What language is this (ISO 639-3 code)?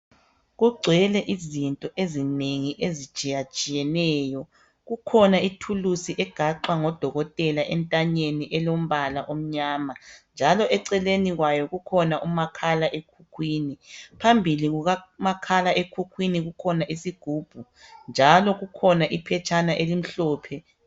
nde